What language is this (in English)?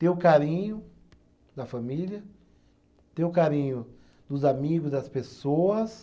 Portuguese